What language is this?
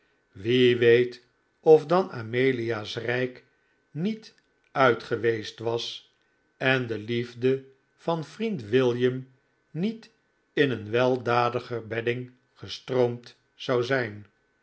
Dutch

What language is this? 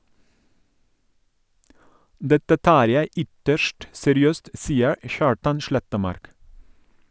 Norwegian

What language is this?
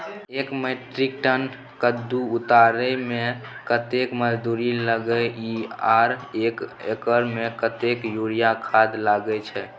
Maithili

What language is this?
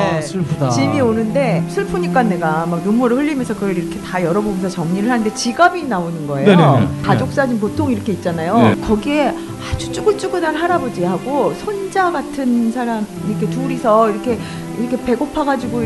Korean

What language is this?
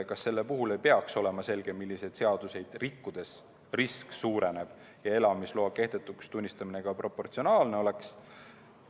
Estonian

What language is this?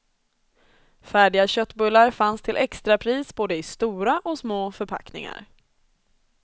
Swedish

